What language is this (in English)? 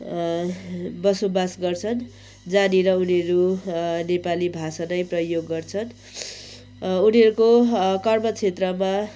Nepali